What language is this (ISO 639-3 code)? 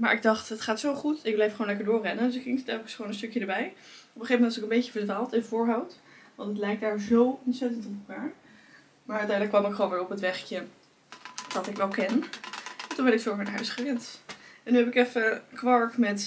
nld